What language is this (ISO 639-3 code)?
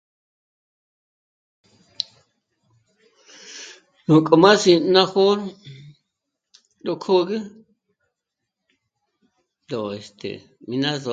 mmc